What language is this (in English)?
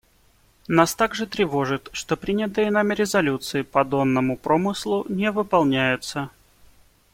Russian